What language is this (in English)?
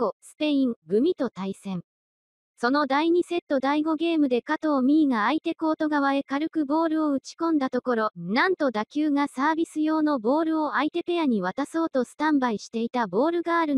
Japanese